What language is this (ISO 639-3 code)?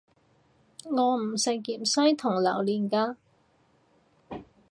yue